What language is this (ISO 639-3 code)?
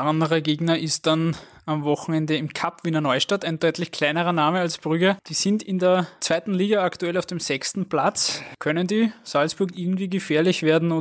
deu